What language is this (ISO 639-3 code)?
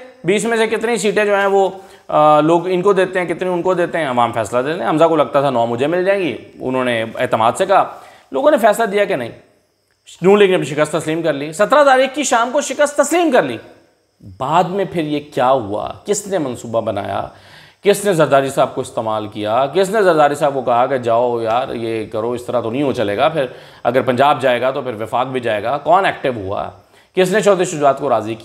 hin